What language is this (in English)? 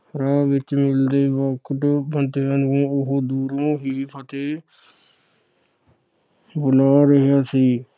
Punjabi